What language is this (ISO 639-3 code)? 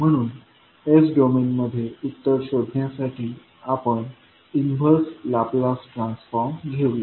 mar